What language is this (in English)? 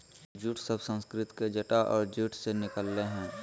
Magahi